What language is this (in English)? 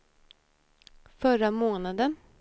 Swedish